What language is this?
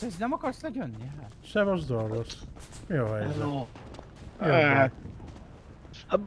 Hungarian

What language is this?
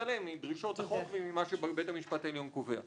Hebrew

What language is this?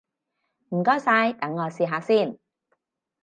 Cantonese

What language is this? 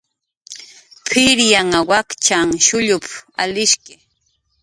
Jaqaru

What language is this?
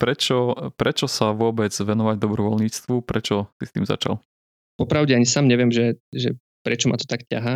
Slovak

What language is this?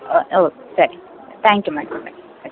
Kannada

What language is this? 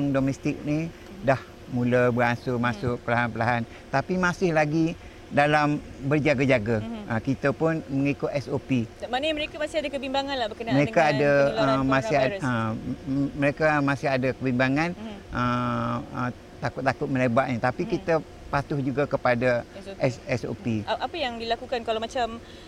Malay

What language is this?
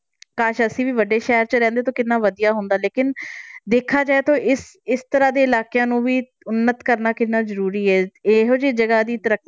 Punjabi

